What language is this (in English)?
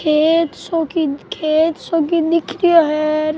Rajasthani